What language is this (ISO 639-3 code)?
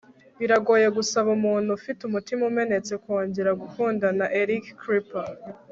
kin